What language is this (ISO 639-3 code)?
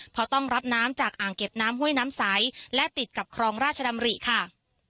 tha